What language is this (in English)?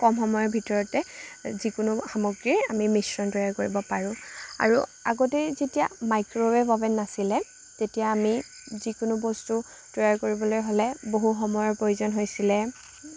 Assamese